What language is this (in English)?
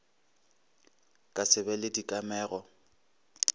Northern Sotho